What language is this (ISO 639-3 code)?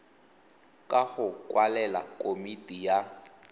tsn